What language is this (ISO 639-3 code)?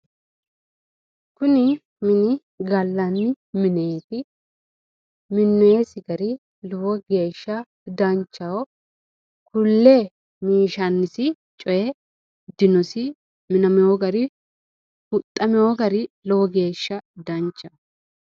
sid